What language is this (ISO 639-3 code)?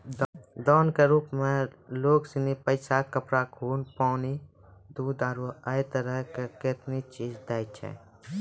mai